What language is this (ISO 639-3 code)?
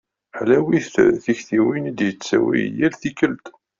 kab